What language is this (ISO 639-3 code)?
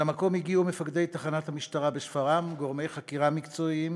heb